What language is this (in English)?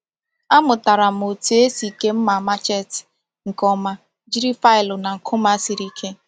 Igbo